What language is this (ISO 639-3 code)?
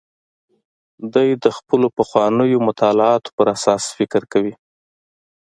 pus